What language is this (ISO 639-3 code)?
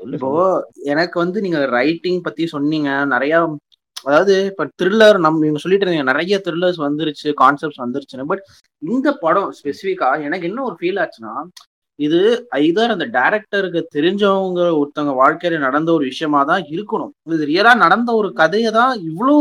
tam